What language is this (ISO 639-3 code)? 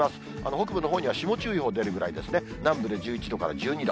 jpn